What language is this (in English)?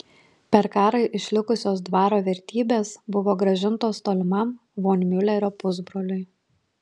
Lithuanian